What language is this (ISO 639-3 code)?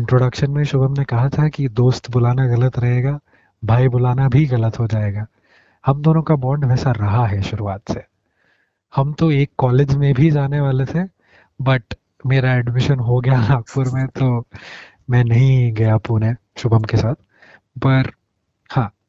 hin